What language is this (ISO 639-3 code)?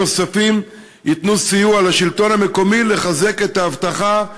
heb